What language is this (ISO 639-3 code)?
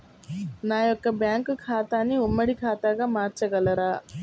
tel